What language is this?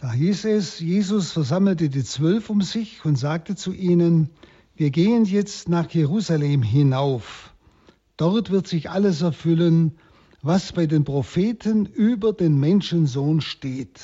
German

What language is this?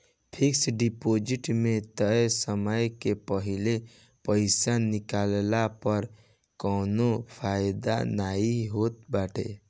Bhojpuri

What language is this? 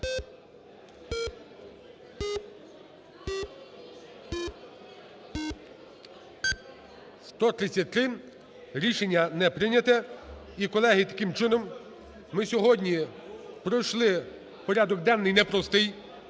Ukrainian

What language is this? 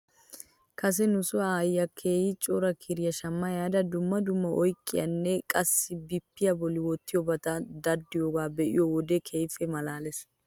Wolaytta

